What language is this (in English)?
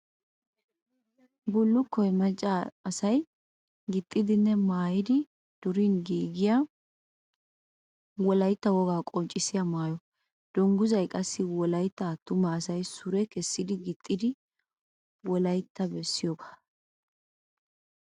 Wolaytta